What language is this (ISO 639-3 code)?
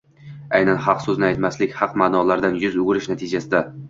uzb